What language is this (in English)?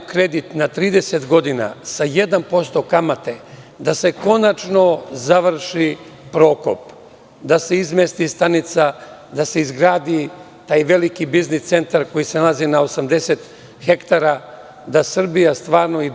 Serbian